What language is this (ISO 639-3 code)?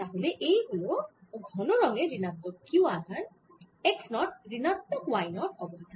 ben